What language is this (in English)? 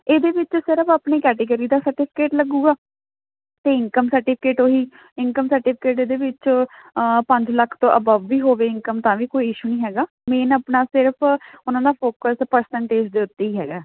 Punjabi